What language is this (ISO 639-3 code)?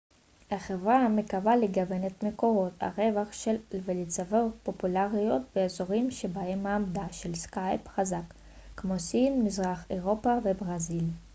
heb